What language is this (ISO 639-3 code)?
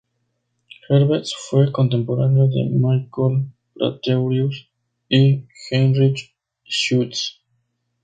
spa